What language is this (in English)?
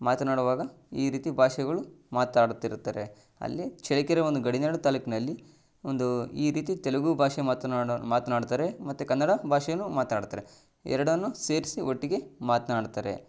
Kannada